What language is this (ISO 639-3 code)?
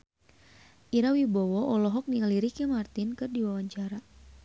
sun